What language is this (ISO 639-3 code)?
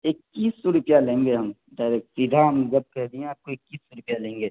urd